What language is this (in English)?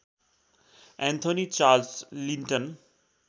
Nepali